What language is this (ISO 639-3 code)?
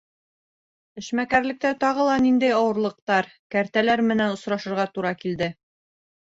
bak